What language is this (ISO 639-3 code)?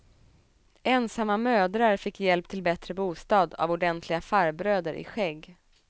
swe